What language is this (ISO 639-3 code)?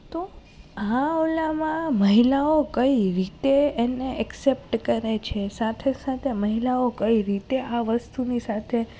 guj